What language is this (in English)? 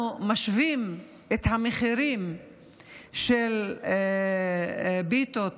Hebrew